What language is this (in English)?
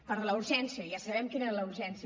Catalan